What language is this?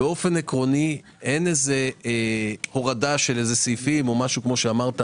Hebrew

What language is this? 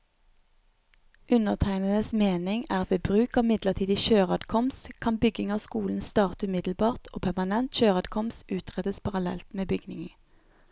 Norwegian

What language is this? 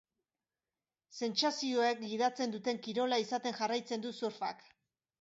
Basque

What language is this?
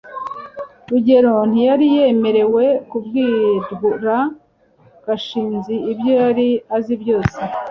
Kinyarwanda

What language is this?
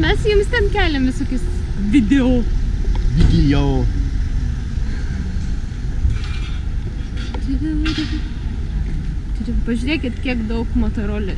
Russian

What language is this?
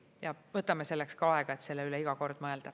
Estonian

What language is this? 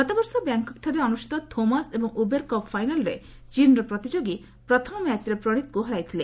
Odia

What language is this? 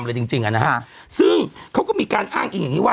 Thai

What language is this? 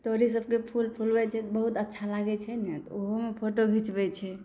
Maithili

